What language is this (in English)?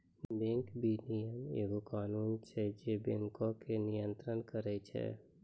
Maithili